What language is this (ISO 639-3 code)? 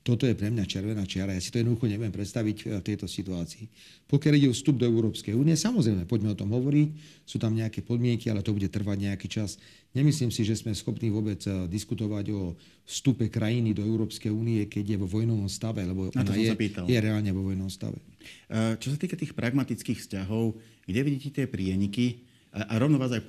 slk